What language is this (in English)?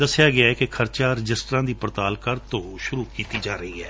Punjabi